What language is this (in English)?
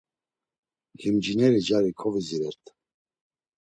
Laz